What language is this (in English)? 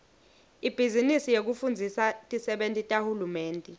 Swati